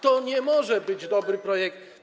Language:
Polish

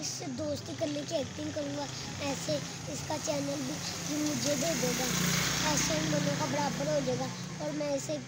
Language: Hindi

